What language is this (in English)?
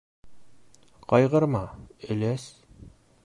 Bashkir